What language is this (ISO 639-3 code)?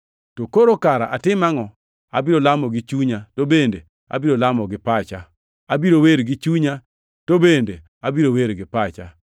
luo